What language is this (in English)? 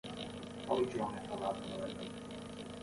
Portuguese